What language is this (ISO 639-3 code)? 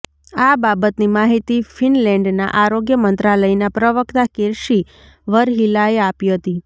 guj